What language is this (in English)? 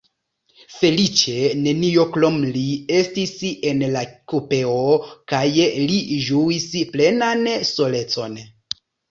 Esperanto